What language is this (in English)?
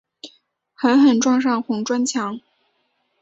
Chinese